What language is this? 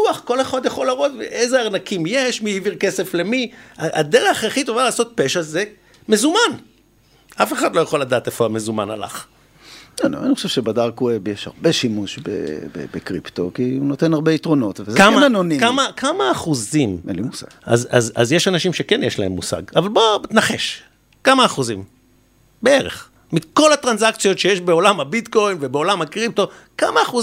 Hebrew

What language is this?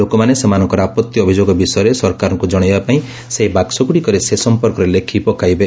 Odia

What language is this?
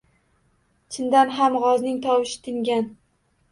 Uzbek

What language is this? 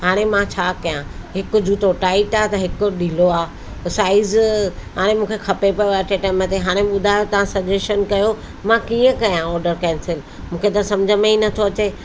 Sindhi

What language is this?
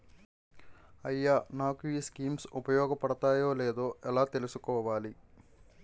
Telugu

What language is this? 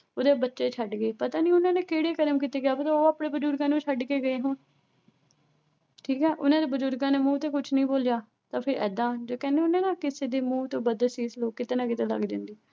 Punjabi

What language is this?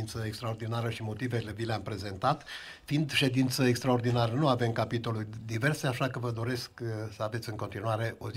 Romanian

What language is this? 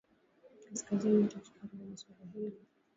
Swahili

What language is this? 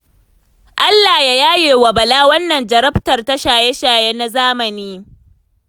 Hausa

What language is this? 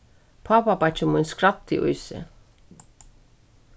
Faroese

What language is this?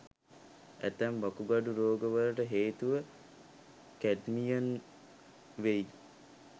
Sinhala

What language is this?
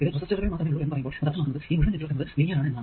Malayalam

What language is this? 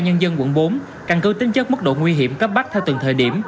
Vietnamese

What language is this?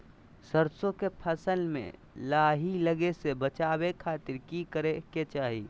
Magahi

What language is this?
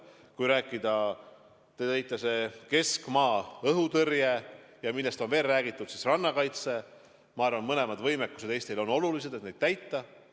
Estonian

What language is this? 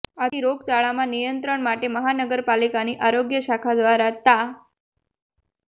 Gujarati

